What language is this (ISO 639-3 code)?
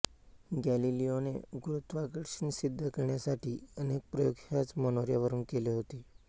mar